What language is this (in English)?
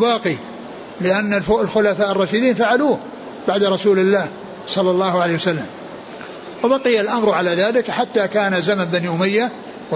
Arabic